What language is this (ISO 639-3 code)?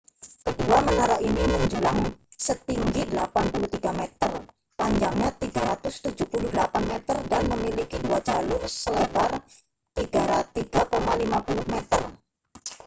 ind